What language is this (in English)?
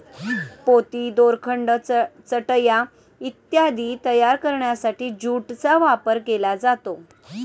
Marathi